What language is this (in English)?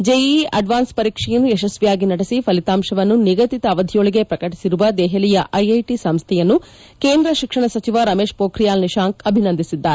Kannada